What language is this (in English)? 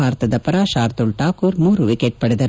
Kannada